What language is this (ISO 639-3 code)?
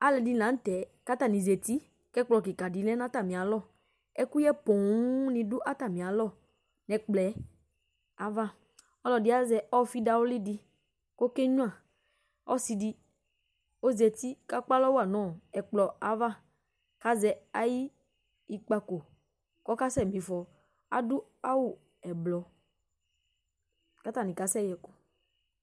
kpo